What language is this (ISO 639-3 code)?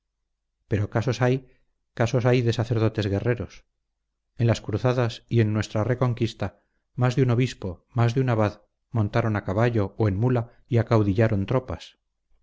spa